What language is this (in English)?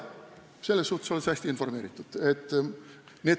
Estonian